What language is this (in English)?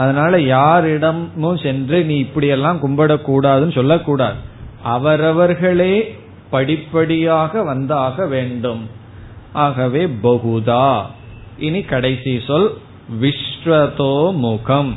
Tamil